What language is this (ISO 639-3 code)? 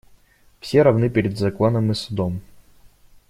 rus